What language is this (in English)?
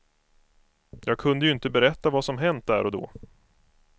Swedish